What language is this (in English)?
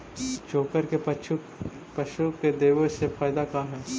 Magahi